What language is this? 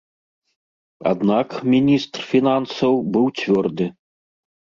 Belarusian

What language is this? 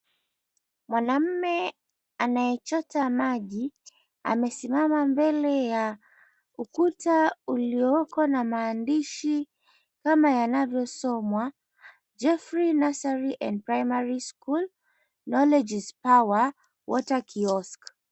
Swahili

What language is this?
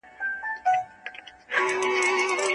Pashto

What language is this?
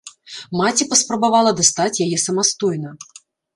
Belarusian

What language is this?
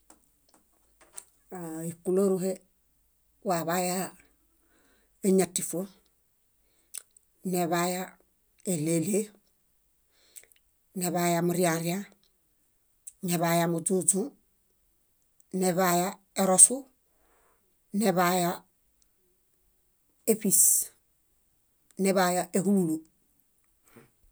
Bayot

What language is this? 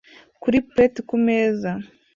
Kinyarwanda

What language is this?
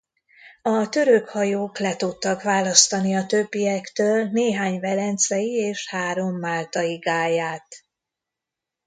Hungarian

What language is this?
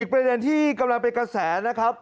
Thai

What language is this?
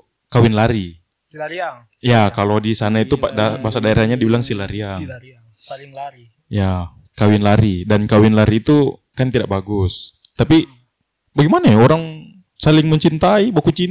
Indonesian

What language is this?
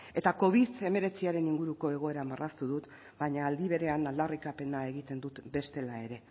Basque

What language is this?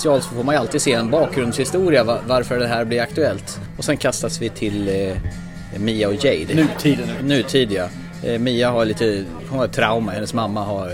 Swedish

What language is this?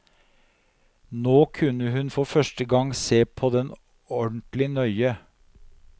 Norwegian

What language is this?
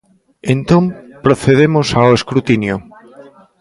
Galician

